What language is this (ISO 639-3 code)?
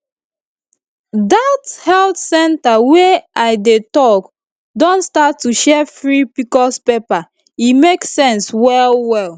pcm